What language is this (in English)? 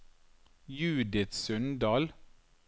Norwegian